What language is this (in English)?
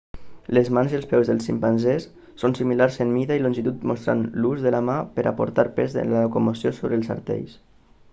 Catalan